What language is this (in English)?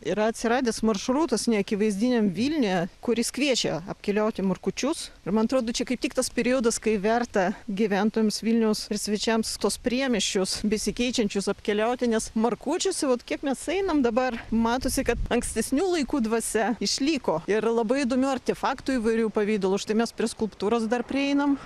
Lithuanian